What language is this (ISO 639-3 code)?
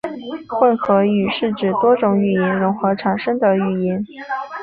zho